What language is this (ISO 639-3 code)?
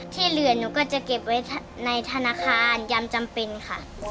tha